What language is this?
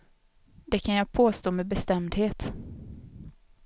Swedish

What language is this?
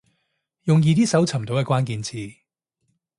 Cantonese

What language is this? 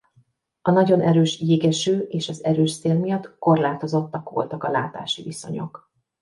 Hungarian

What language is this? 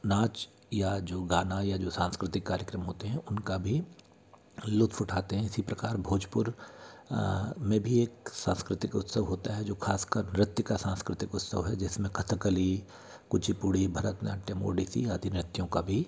Hindi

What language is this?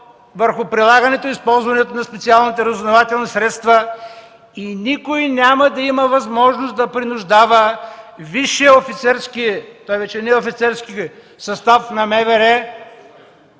Bulgarian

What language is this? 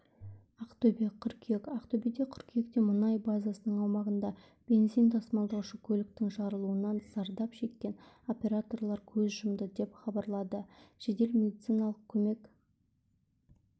Kazakh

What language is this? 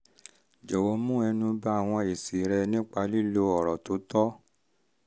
Yoruba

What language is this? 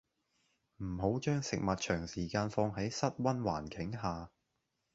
Cantonese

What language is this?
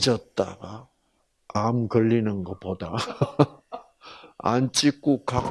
Korean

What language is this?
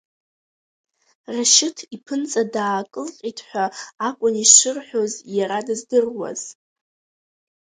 Abkhazian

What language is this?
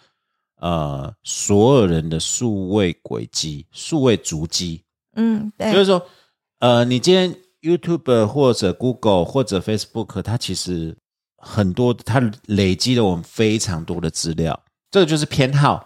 Chinese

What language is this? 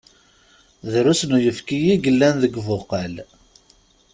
Kabyle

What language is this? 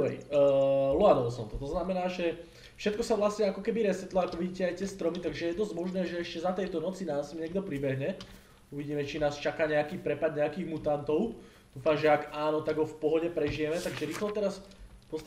Czech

